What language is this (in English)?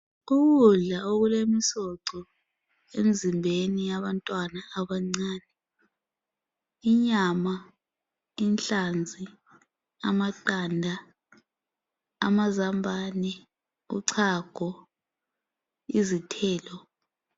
North Ndebele